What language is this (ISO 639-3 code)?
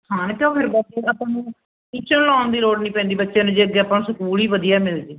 pan